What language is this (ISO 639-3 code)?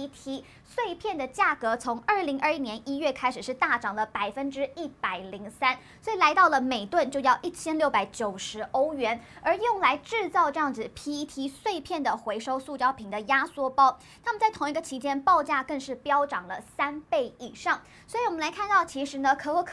zho